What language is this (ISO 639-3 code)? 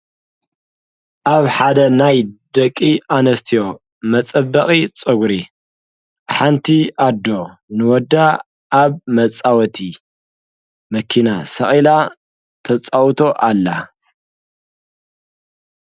tir